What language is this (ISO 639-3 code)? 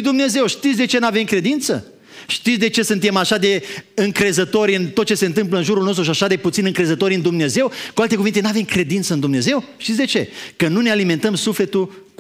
ron